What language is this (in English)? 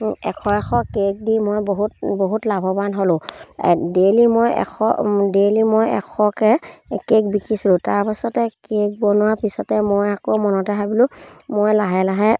Assamese